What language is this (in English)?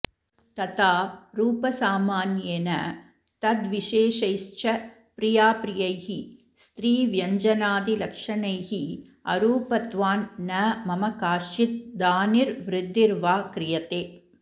Sanskrit